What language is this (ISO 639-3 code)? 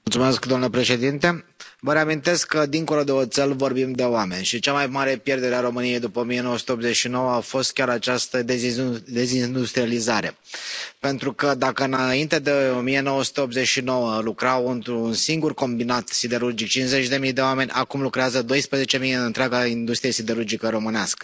ron